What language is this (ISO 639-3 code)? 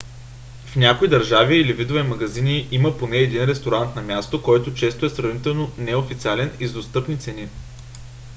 bul